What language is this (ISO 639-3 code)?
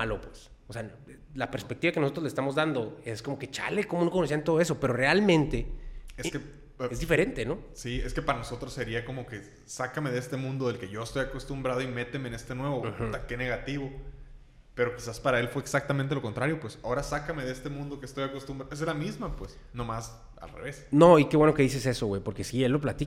spa